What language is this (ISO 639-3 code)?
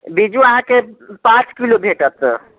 mai